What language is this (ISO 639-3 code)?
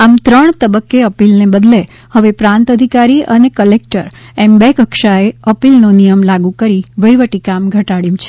guj